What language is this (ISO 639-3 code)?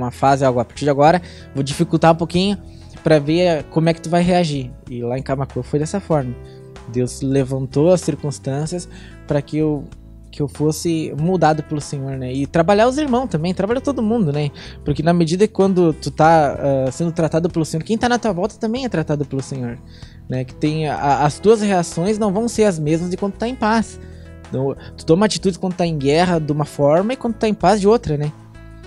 por